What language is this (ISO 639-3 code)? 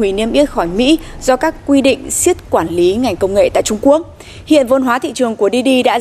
vie